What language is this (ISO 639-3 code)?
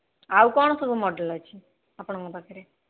ori